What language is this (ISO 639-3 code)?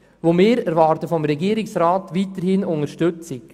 gsw